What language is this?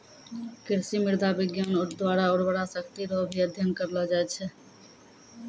Maithili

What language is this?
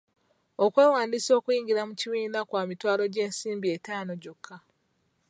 Ganda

